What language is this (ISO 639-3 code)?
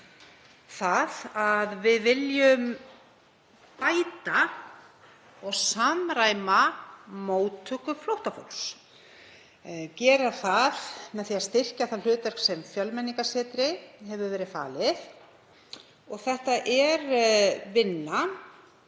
isl